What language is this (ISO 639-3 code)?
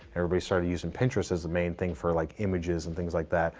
eng